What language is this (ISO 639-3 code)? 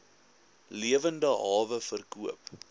afr